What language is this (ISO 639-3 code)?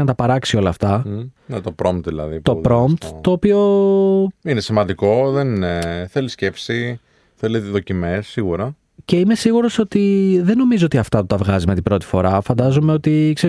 ell